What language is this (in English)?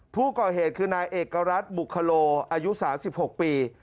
Thai